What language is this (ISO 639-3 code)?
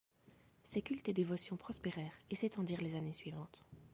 fra